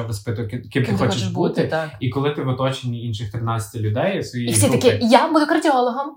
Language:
Ukrainian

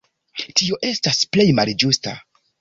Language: Esperanto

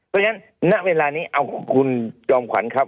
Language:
Thai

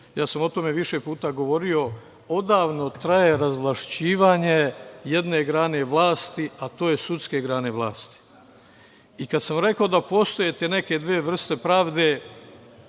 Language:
Serbian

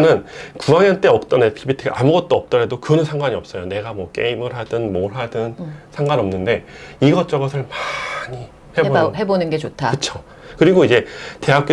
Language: Korean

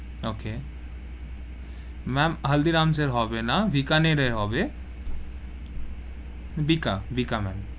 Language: Bangla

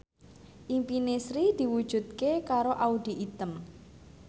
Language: Javanese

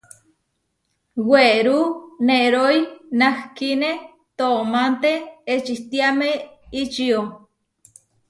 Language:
Huarijio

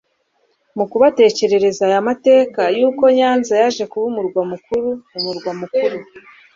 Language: Kinyarwanda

